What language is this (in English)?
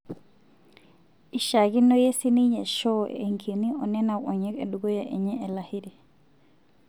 Masai